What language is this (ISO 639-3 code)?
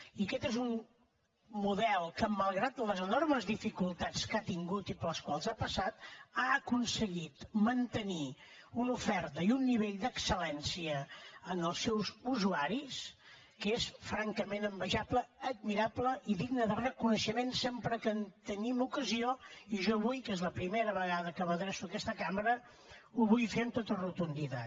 cat